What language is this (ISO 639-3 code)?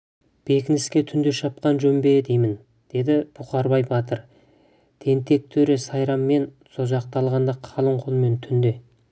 kaz